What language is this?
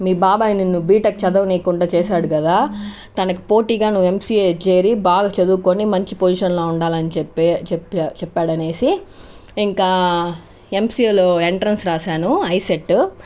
Telugu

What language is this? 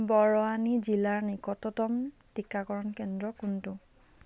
Assamese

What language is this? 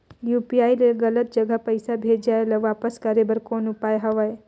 Chhattisgarhi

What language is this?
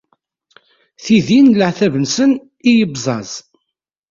Kabyle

